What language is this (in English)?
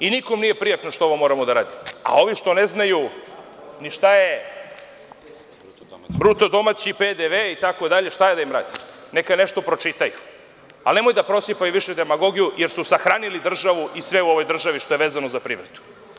Serbian